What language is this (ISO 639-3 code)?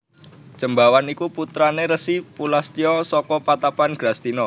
jav